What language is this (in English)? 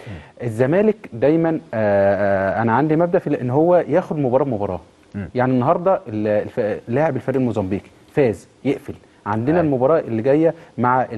Arabic